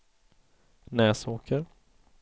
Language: Swedish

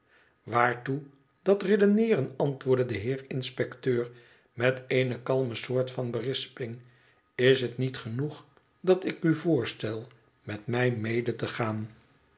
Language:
Dutch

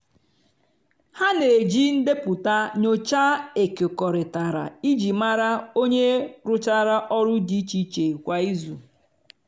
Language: Igbo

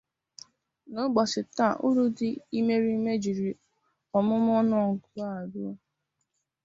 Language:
Igbo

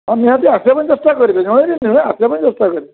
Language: Odia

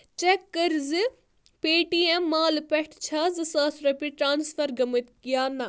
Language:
Kashmiri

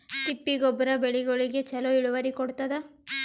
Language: Kannada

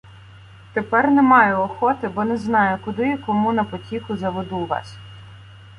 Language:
Ukrainian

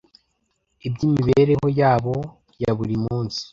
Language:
Kinyarwanda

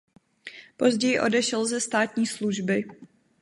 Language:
Czech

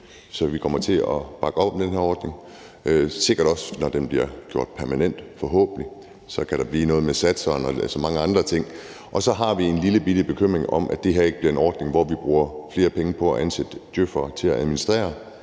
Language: Danish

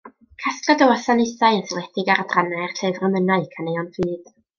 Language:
Welsh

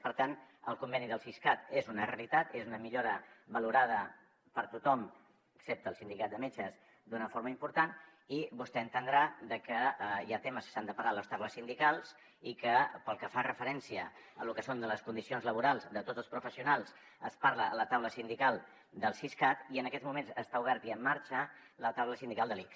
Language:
Catalan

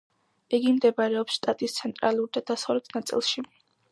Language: Georgian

